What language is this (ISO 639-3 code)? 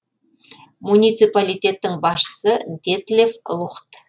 kaz